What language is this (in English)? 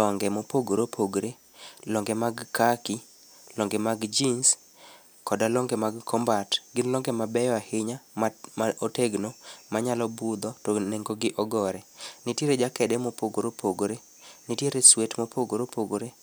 Luo (Kenya and Tanzania)